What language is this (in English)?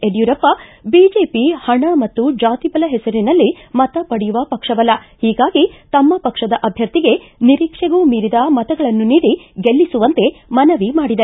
Kannada